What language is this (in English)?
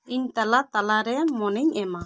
Santali